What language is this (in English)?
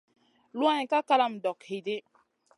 Masana